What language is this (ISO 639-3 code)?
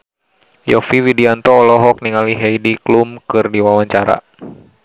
sun